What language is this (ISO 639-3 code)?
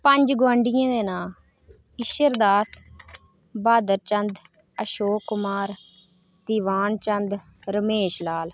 doi